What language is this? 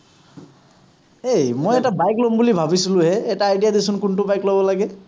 Assamese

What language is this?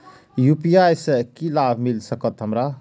Maithili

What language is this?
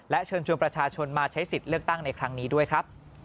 Thai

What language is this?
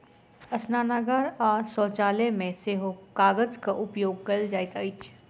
Maithili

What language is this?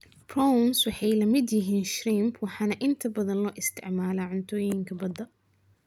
Somali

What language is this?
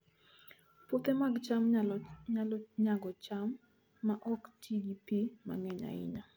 Luo (Kenya and Tanzania)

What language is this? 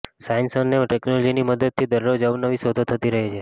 Gujarati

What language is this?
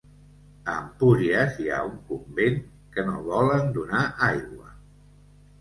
Catalan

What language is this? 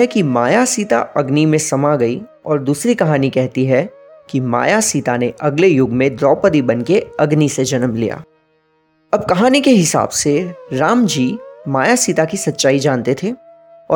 Hindi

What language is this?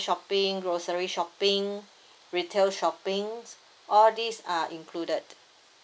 English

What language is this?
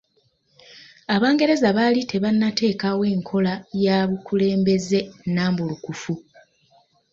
Ganda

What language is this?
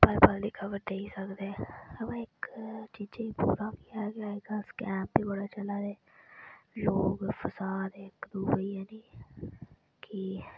Dogri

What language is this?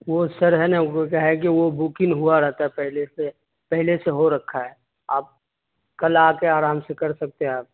Urdu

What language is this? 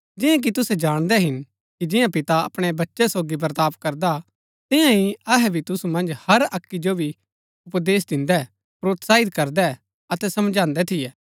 Gaddi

